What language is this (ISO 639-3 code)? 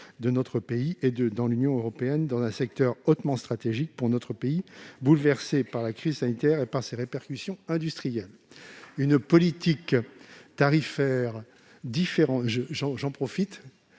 fra